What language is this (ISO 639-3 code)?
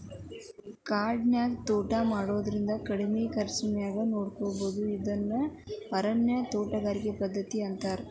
kan